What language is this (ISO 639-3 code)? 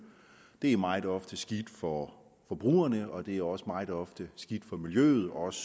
dan